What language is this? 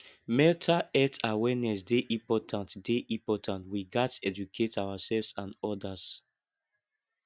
Nigerian Pidgin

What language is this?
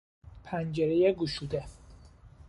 Persian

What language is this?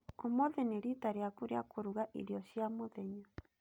Kikuyu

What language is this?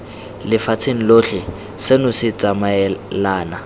Tswana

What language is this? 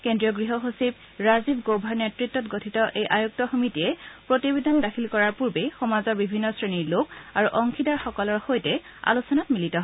Assamese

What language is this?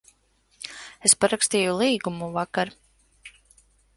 Latvian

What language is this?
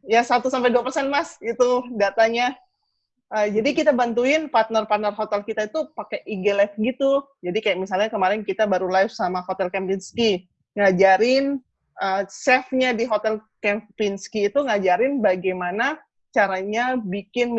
Indonesian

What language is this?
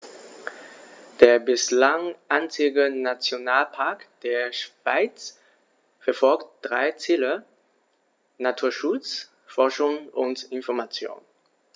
German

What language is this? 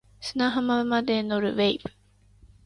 Japanese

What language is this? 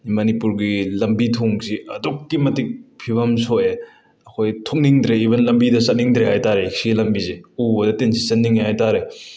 Manipuri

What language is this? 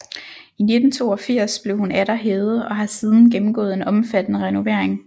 Danish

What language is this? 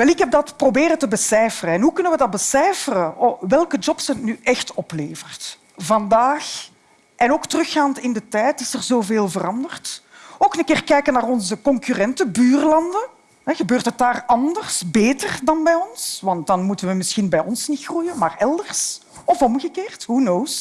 Dutch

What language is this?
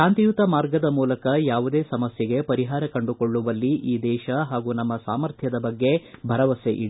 Kannada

